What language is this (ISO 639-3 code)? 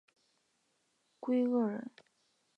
zho